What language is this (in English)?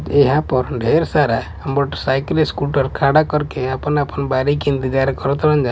Bhojpuri